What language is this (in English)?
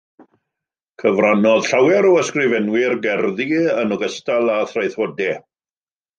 Welsh